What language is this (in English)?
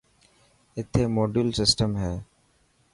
Dhatki